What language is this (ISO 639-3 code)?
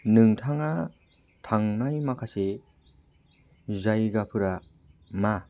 brx